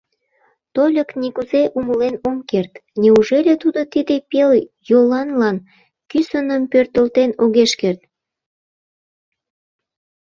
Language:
Mari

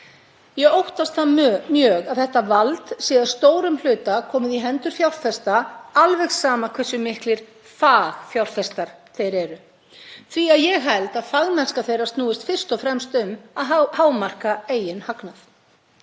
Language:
Icelandic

